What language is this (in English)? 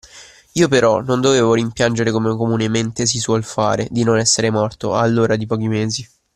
Italian